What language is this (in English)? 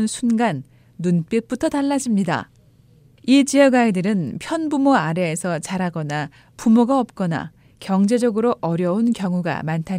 Korean